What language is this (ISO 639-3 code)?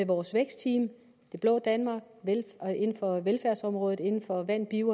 dan